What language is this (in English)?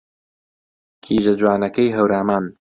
Central Kurdish